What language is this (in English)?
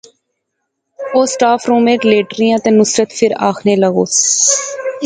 Pahari-Potwari